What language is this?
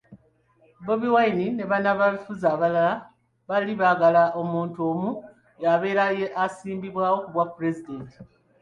Ganda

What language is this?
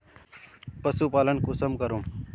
Magahi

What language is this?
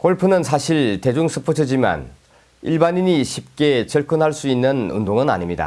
Korean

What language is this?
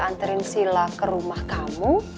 Indonesian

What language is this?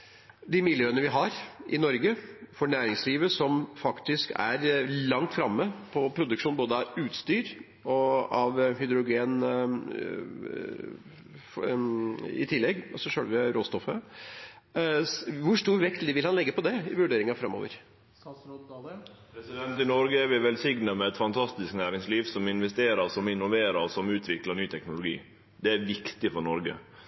Norwegian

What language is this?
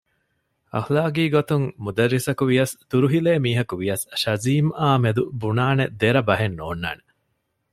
Divehi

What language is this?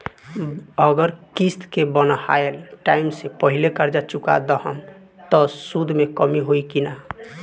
Bhojpuri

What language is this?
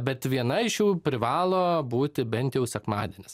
Lithuanian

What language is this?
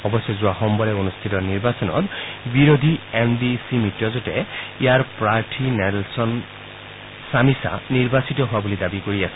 Assamese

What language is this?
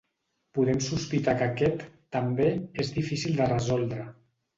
Catalan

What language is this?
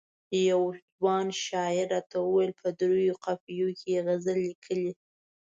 Pashto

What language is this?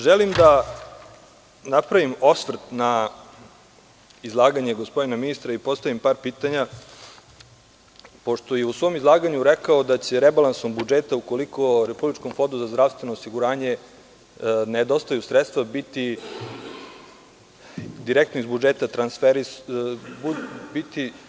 Serbian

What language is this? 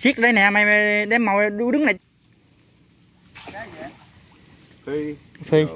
Vietnamese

